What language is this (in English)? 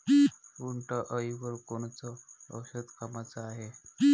Marathi